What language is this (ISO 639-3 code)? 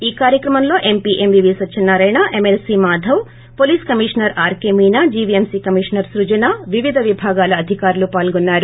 tel